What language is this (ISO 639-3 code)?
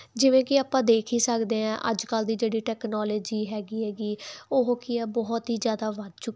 pan